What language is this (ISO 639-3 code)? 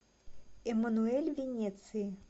rus